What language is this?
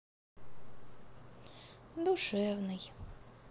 Russian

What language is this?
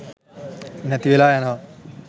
Sinhala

